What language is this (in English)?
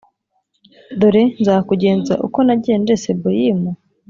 Kinyarwanda